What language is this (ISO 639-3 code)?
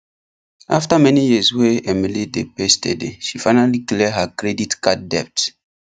pcm